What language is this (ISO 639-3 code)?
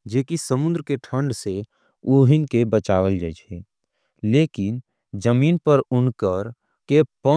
anp